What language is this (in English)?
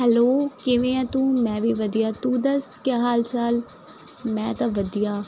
Punjabi